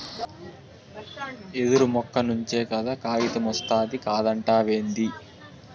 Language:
Telugu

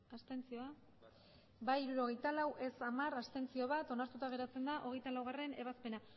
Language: Basque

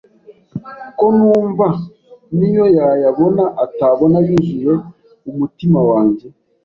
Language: Kinyarwanda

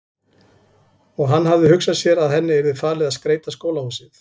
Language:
Icelandic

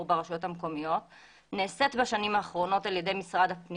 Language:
Hebrew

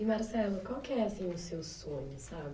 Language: Portuguese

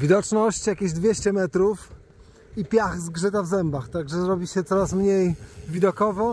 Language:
Polish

